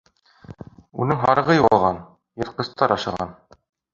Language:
Bashkir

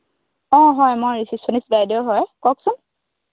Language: Assamese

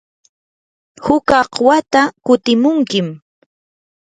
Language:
Yanahuanca Pasco Quechua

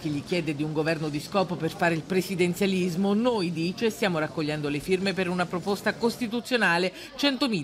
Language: Italian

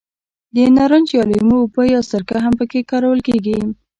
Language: Pashto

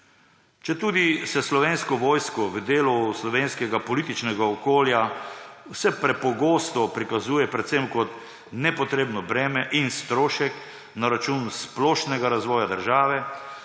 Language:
Slovenian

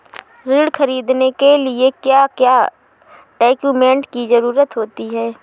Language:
Hindi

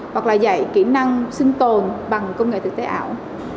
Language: Vietnamese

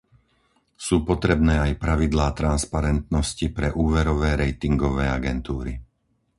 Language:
Slovak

